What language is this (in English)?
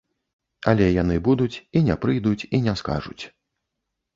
Belarusian